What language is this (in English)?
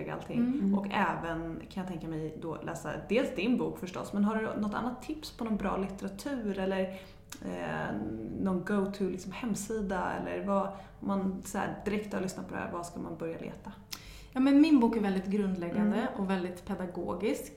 Swedish